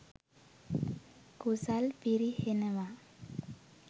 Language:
Sinhala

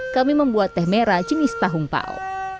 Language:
Indonesian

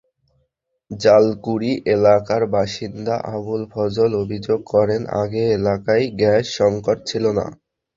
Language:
Bangla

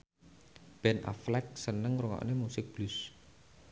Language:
Javanese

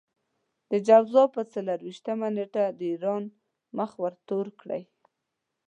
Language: Pashto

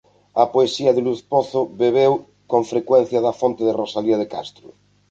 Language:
Galician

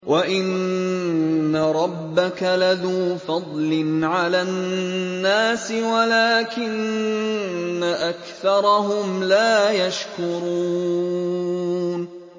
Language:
Arabic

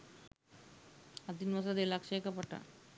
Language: Sinhala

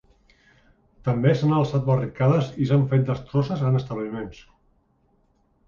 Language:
Catalan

